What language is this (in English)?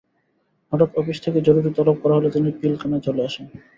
Bangla